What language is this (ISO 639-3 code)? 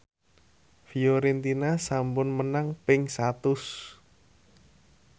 jav